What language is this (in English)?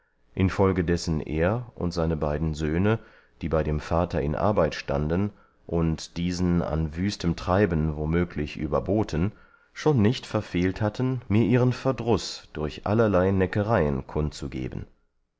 German